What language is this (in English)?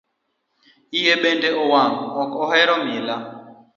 Luo (Kenya and Tanzania)